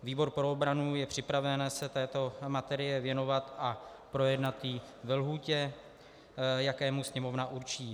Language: Czech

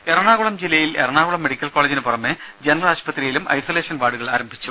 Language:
Malayalam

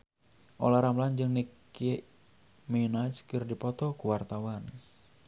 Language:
Sundanese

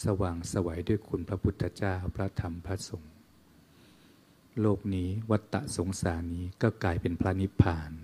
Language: Thai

